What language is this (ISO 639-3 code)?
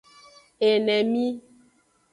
ajg